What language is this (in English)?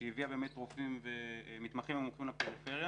Hebrew